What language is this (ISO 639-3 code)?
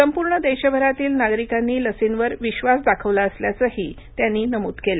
mar